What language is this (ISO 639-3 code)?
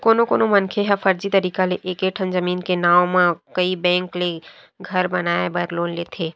hne